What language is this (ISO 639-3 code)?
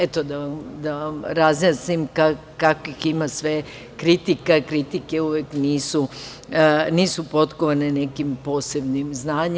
srp